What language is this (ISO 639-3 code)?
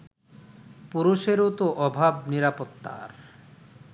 ben